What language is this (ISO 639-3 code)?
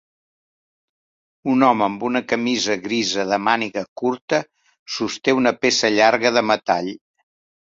cat